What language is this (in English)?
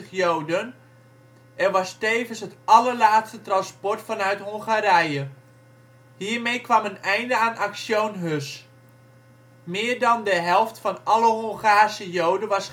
Dutch